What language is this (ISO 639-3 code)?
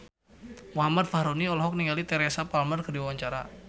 sun